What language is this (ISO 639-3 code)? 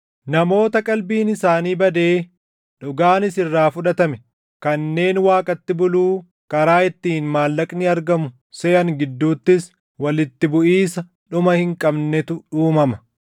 orm